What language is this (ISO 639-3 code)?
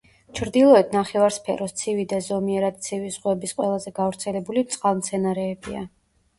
kat